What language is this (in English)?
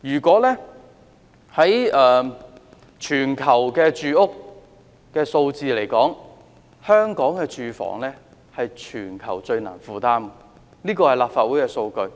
Cantonese